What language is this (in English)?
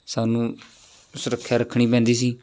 Punjabi